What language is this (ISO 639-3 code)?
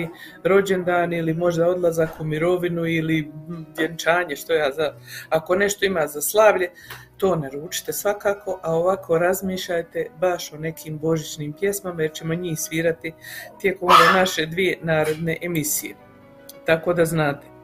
hrv